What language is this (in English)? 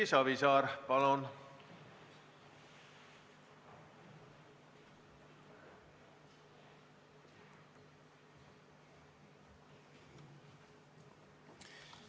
Estonian